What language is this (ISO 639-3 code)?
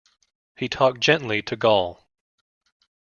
eng